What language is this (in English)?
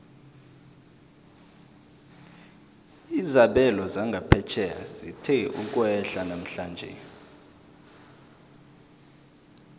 South Ndebele